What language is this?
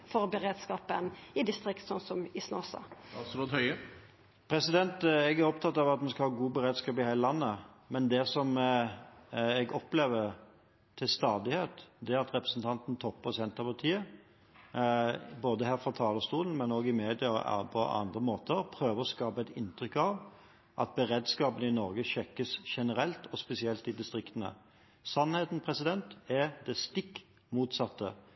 Norwegian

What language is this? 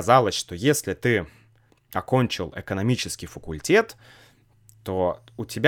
Russian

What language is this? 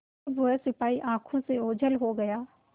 Hindi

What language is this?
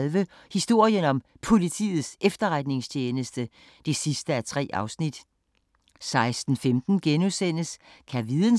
Danish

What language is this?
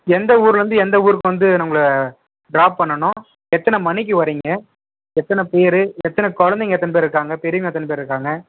Tamil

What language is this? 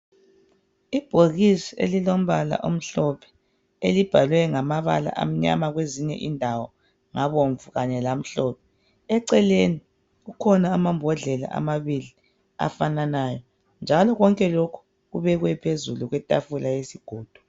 North Ndebele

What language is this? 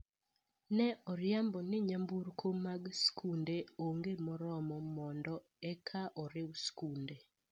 Luo (Kenya and Tanzania)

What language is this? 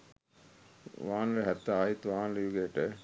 Sinhala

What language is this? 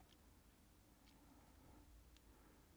Danish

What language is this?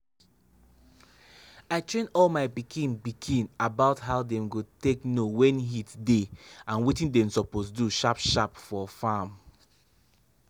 Nigerian Pidgin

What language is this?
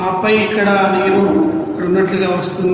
Telugu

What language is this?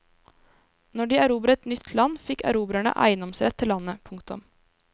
Norwegian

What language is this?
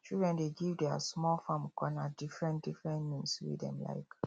Nigerian Pidgin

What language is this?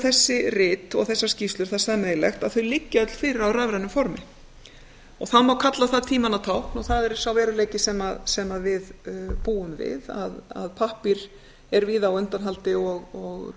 Icelandic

